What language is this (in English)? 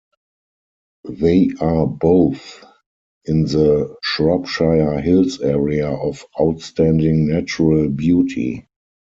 English